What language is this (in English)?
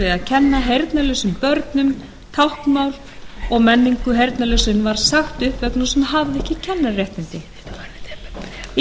Icelandic